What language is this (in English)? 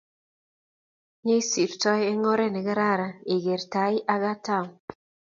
Kalenjin